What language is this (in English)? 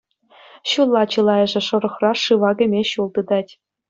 Chuvash